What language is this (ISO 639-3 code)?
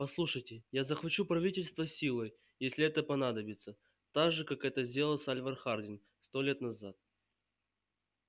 rus